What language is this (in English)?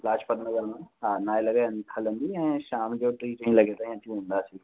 Sindhi